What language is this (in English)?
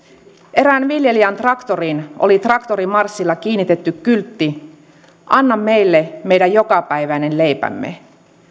Finnish